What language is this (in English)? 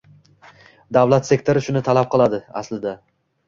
Uzbek